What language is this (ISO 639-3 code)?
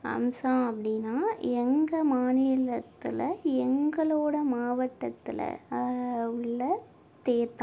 tam